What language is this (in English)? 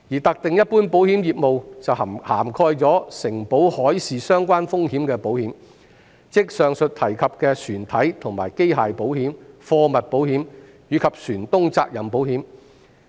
Cantonese